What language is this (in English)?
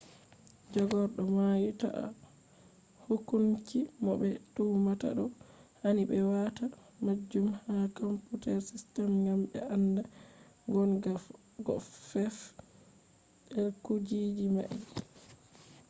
Fula